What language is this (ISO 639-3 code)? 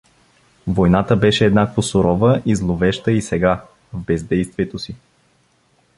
bul